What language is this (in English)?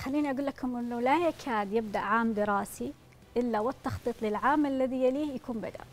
Arabic